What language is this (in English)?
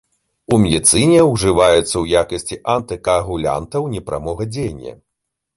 Belarusian